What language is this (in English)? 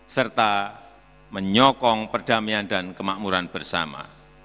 Indonesian